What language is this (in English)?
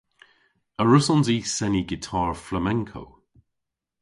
Cornish